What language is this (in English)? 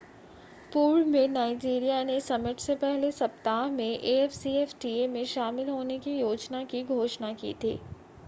Hindi